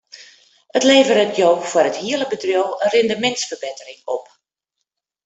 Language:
Western Frisian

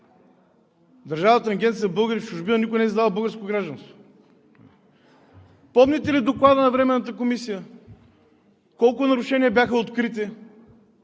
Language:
Bulgarian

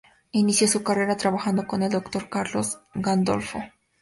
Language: Spanish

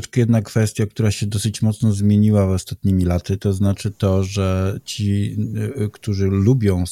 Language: Polish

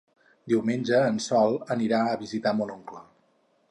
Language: Catalan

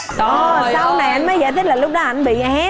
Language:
Vietnamese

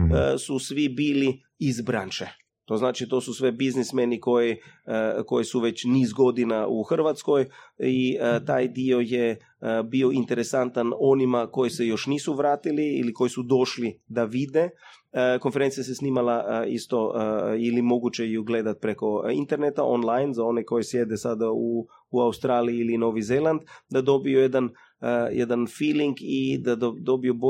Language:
Croatian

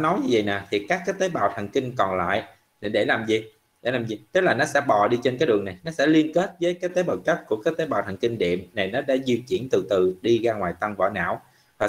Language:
Vietnamese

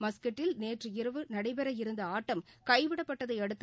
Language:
Tamil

